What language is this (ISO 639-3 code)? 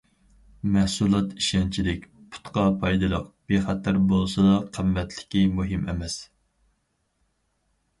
uig